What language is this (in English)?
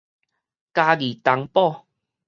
Min Nan Chinese